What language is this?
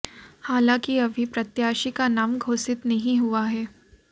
Hindi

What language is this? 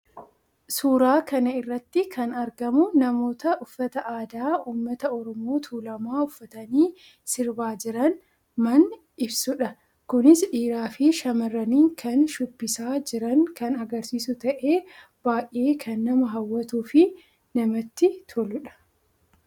Oromo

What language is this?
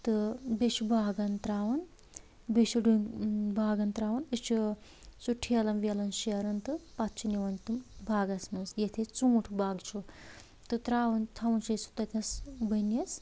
Kashmiri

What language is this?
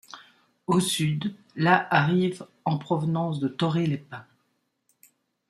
French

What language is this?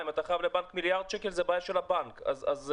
Hebrew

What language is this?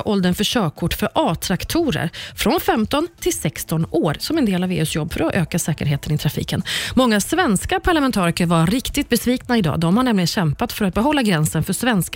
Swedish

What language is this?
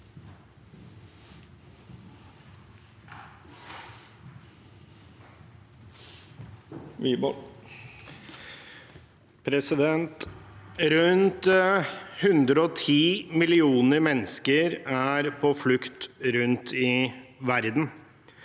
Norwegian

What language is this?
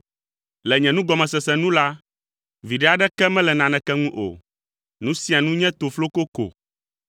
Ewe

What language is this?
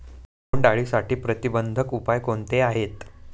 Marathi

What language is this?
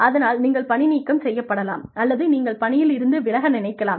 Tamil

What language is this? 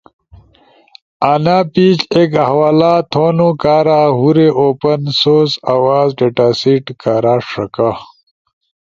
Ushojo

